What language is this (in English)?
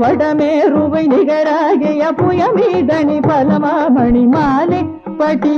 Tamil